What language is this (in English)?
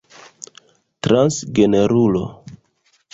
Esperanto